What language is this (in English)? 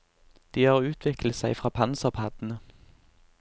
Norwegian